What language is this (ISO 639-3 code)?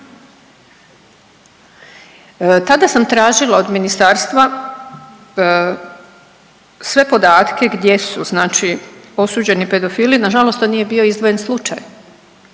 hrv